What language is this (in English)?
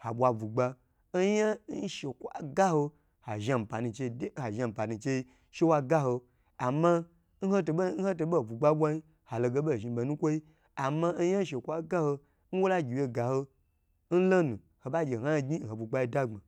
Gbagyi